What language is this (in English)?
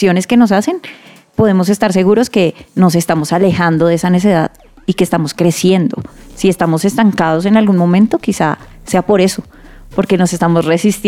Spanish